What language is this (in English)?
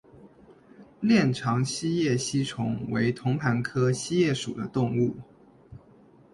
Chinese